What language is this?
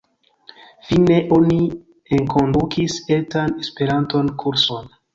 Esperanto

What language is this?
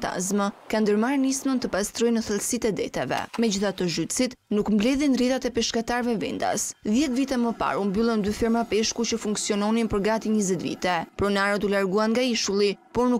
Romanian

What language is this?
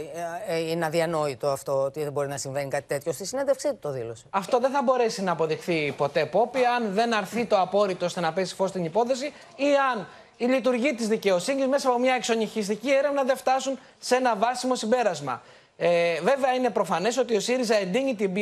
Greek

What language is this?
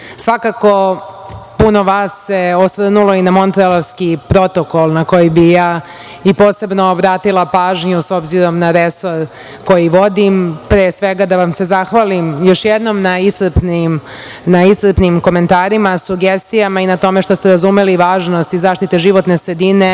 Serbian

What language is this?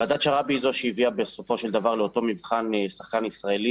Hebrew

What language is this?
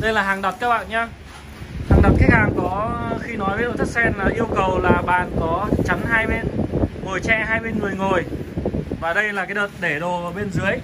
Vietnamese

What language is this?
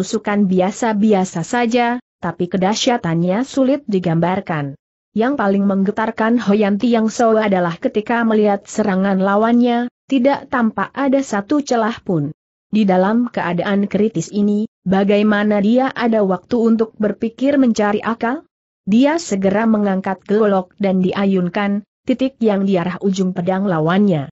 Indonesian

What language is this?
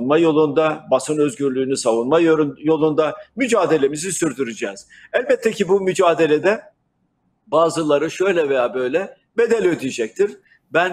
Turkish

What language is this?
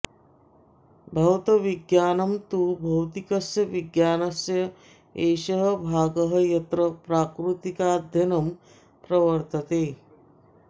Sanskrit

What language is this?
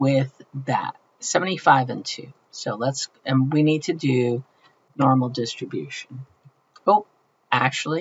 English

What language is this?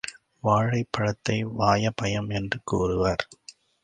Tamil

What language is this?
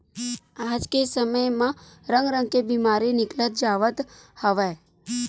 Chhattisgarhi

